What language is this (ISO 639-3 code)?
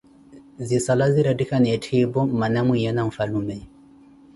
eko